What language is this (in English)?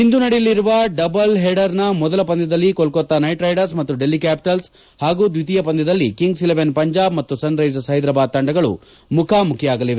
Kannada